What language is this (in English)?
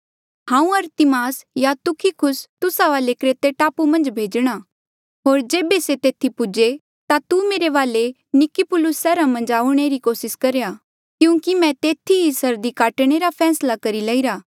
Mandeali